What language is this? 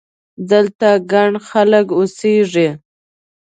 Pashto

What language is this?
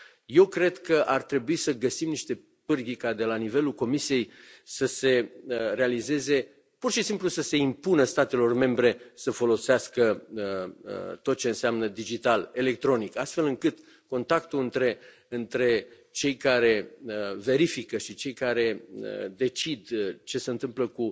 Romanian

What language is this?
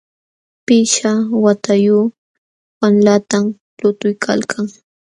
Jauja Wanca Quechua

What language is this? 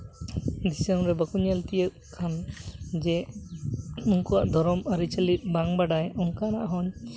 Santali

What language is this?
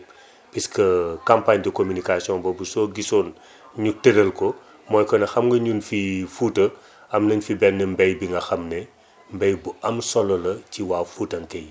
Wolof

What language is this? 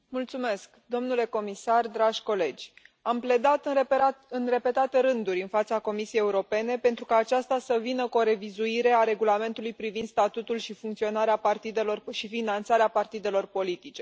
Romanian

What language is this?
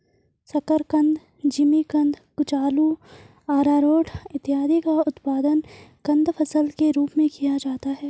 Hindi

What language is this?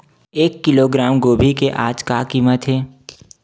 Chhattisgarhi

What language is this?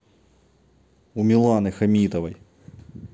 Russian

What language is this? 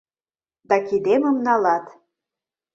Mari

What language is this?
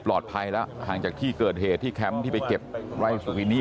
Thai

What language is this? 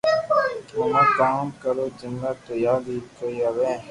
Loarki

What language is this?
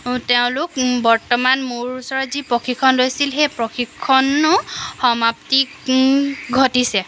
Assamese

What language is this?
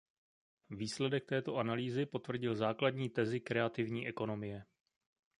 Czech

